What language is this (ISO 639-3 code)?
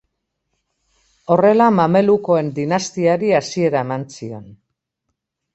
eus